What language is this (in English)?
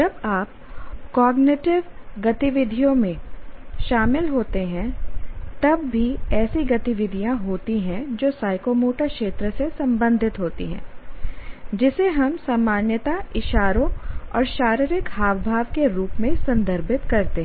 Hindi